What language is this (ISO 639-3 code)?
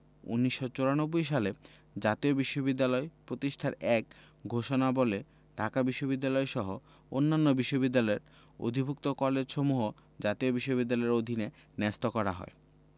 ben